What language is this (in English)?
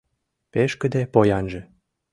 Mari